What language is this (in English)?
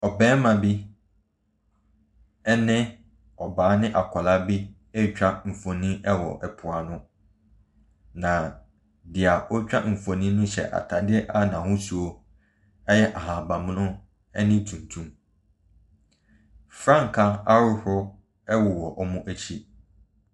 Akan